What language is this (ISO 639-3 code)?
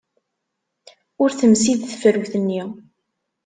kab